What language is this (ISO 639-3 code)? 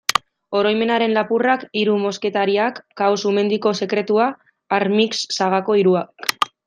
eus